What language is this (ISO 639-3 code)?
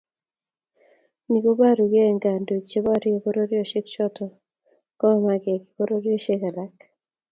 kln